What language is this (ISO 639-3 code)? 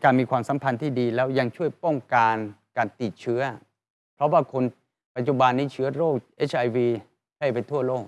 tha